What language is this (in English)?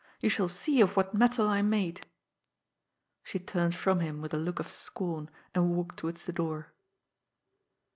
English